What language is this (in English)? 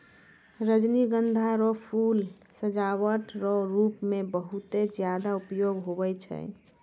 Maithili